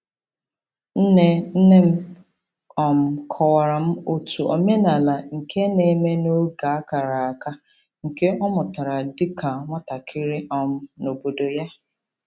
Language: Igbo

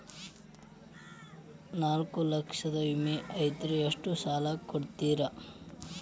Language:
Kannada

